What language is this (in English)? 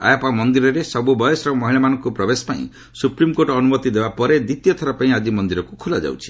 Odia